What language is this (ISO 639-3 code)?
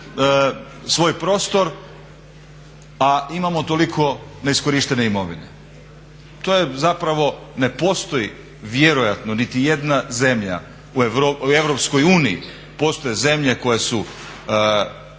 hrv